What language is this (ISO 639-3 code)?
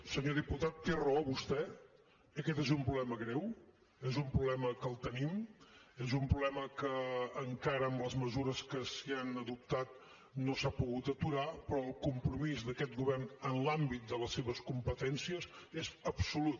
cat